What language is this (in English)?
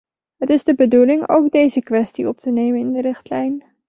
Dutch